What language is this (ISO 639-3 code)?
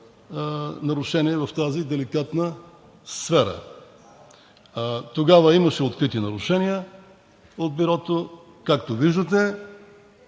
bul